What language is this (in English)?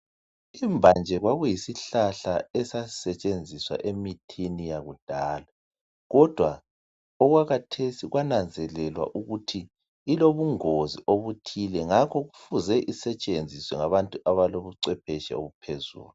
North Ndebele